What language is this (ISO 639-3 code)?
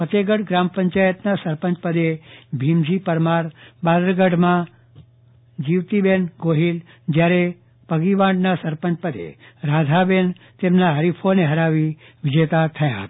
guj